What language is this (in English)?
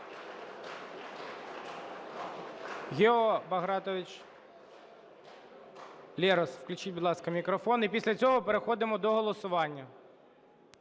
Ukrainian